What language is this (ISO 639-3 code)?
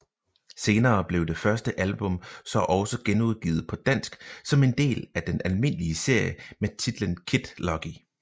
dan